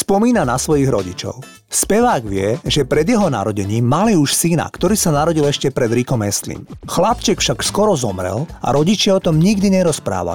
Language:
Slovak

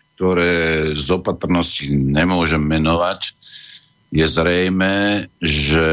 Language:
Slovak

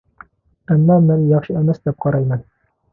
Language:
Uyghur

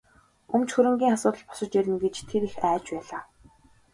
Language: Mongolian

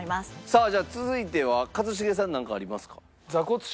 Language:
Japanese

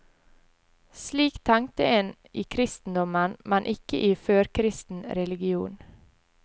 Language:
Norwegian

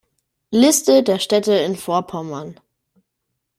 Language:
German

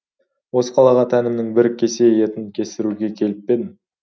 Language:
Kazakh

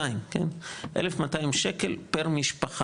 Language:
Hebrew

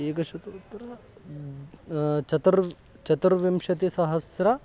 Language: Sanskrit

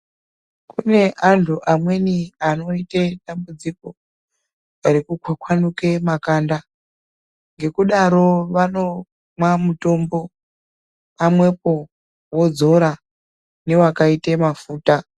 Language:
Ndau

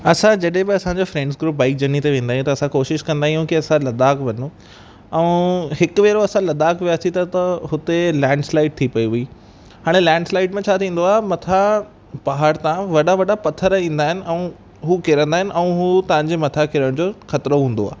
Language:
Sindhi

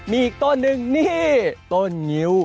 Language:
Thai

